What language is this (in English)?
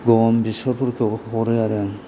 Bodo